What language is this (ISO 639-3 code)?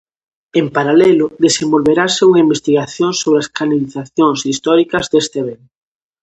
glg